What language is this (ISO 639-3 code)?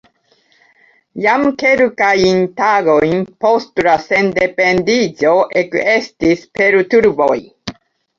epo